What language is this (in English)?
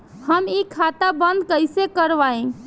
Bhojpuri